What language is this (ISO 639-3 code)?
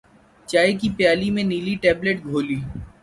urd